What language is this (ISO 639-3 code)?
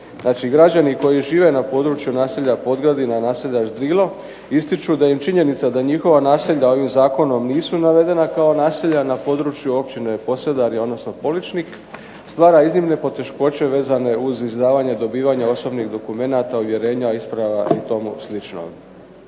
hrv